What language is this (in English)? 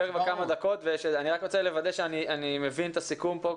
Hebrew